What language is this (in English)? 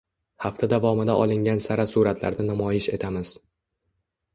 Uzbek